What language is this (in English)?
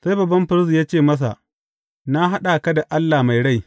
Hausa